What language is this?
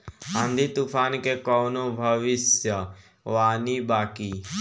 Bhojpuri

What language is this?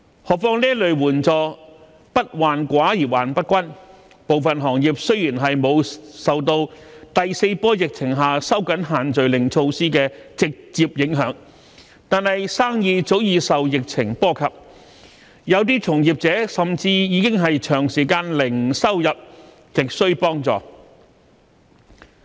Cantonese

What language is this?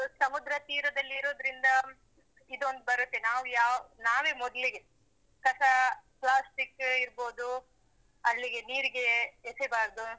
Kannada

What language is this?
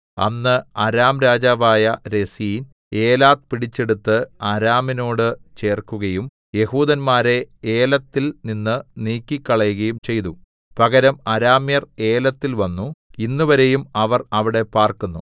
Malayalam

